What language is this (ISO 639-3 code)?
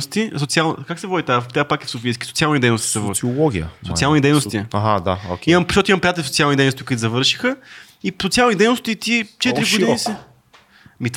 bul